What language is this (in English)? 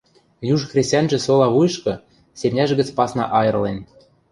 Western Mari